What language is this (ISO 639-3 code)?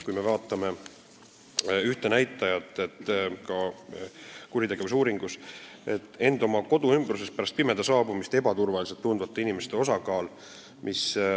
est